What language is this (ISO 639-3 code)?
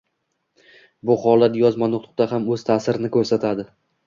uzb